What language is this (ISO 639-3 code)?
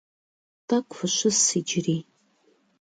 kbd